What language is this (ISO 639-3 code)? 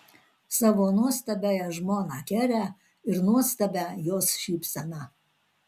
lit